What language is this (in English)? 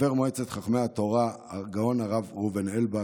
Hebrew